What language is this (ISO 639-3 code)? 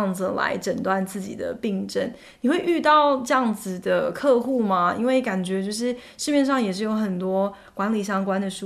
zho